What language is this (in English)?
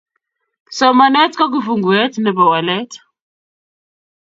Kalenjin